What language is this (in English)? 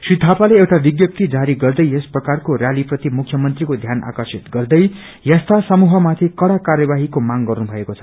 Nepali